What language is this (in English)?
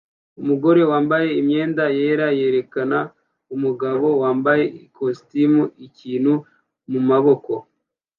Kinyarwanda